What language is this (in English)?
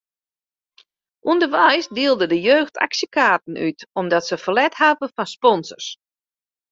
Western Frisian